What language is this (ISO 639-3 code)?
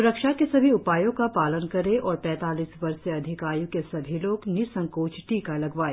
hin